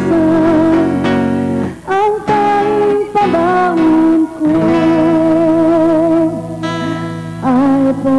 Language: Arabic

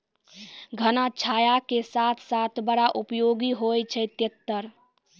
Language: Maithili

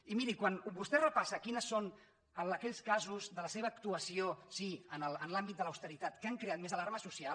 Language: Catalan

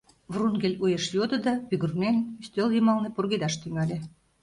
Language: Mari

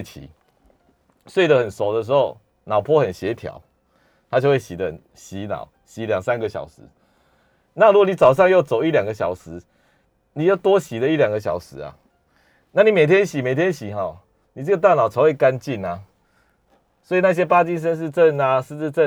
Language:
Chinese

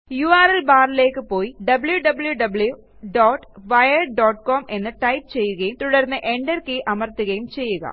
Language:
Malayalam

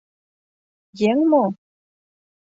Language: Mari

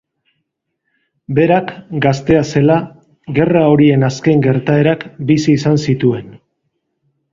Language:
Basque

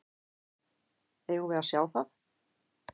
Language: Icelandic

